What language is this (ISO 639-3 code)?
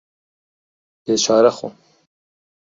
ckb